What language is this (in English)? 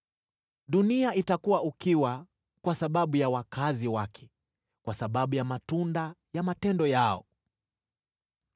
Swahili